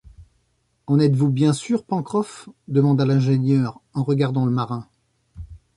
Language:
French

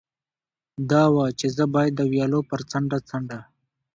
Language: Pashto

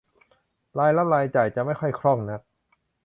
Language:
Thai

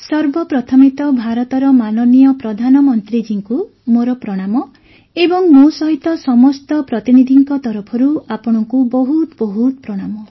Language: Odia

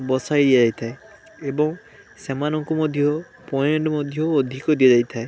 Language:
Odia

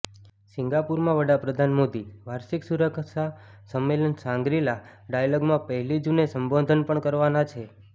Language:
Gujarati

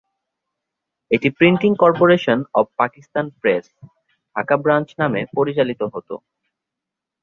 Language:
Bangla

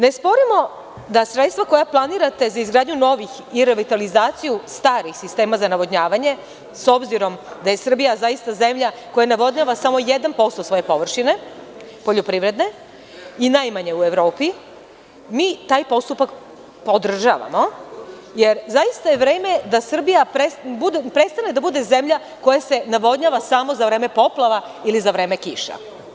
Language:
Serbian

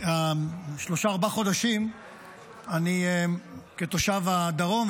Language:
Hebrew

